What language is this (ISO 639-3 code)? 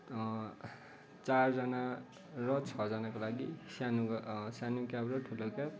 nep